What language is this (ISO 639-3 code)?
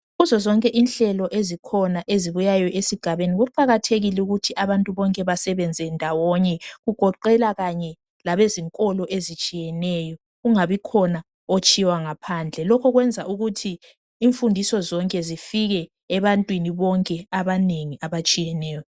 nde